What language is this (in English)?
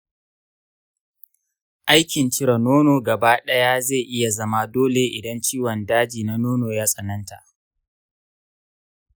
Hausa